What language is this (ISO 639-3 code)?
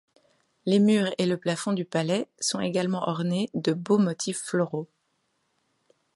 fra